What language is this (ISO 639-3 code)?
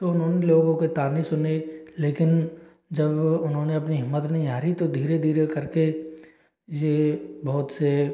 hin